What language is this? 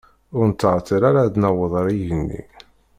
Kabyle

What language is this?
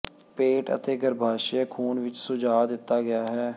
Punjabi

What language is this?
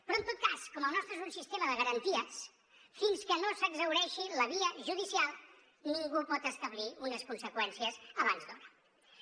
Catalan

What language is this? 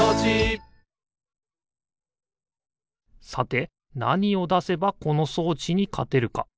Japanese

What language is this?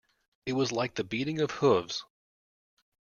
English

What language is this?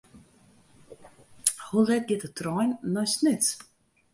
Western Frisian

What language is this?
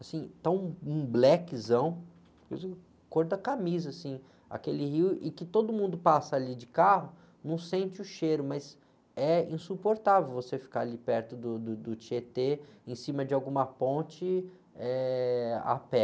Portuguese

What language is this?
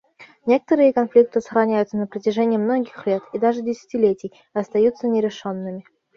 Russian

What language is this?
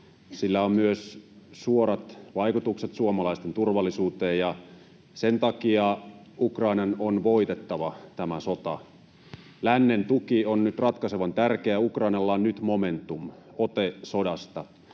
Finnish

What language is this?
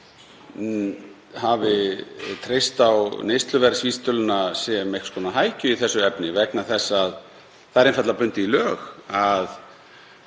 Icelandic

